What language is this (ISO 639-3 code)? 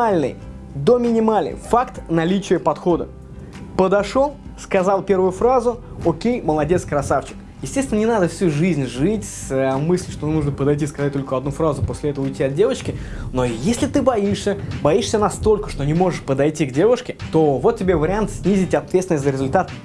rus